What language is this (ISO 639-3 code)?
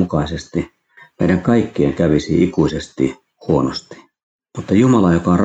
fin